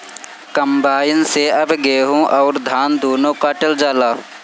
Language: Bhojpuri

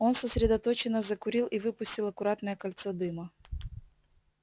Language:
Russian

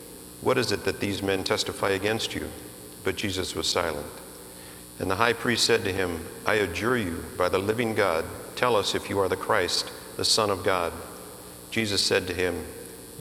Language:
English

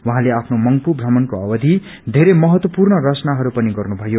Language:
Nepali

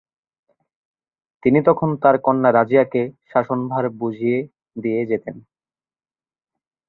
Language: Bangla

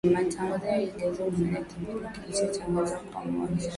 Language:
Swahili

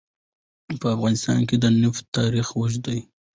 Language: Pashto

